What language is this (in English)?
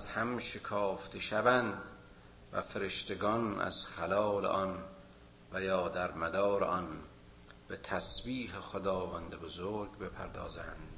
Persian